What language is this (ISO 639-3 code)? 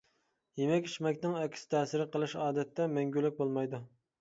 uig